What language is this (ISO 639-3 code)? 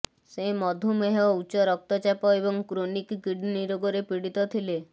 ori